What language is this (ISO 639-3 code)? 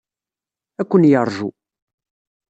kab